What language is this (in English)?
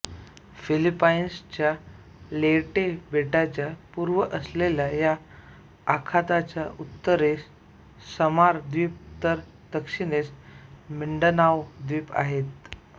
Marathi